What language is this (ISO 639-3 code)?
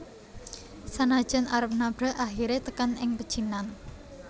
jav